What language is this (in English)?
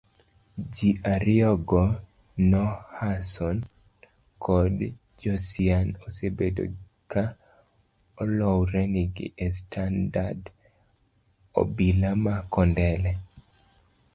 Luo (Kenya and Tanzania)